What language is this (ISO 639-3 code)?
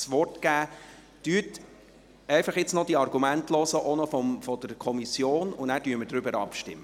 gsw